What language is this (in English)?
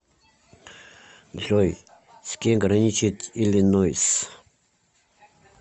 Russian